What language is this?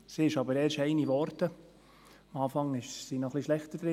Swiss German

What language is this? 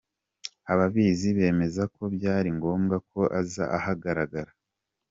Kinyarwanda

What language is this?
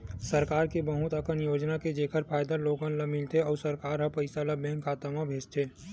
Chhattisgarhi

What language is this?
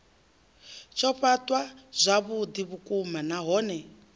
Venda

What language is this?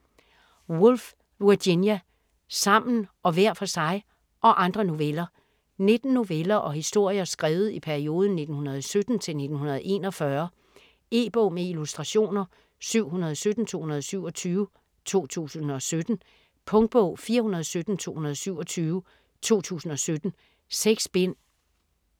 Danish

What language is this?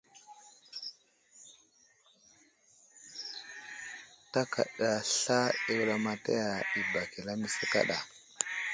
Wuzlam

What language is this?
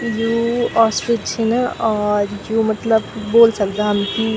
Garhwali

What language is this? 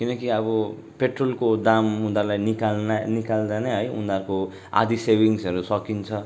Nepali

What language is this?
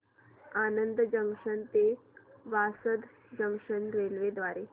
Marathi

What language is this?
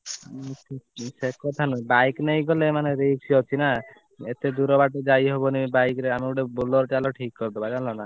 Odia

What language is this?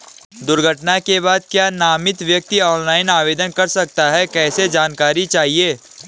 Hindi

